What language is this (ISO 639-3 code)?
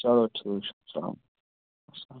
kas